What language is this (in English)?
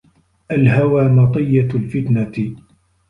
Arabic